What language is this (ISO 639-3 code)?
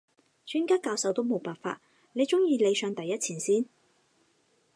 yue